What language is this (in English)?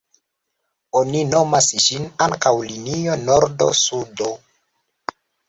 Esperanto